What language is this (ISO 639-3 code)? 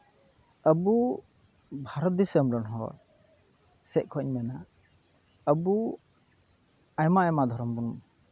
sat